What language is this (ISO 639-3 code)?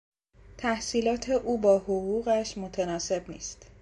fas